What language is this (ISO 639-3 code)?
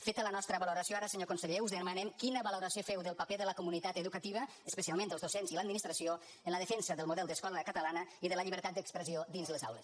cat